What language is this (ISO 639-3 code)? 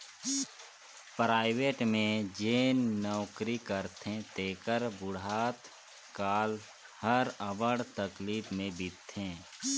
hne